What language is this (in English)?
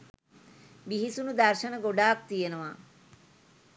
Sinhala